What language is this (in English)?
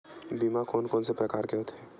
Chhattisgarhi